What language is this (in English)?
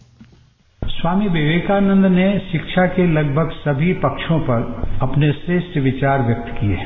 Hindi